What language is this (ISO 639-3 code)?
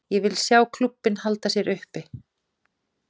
isl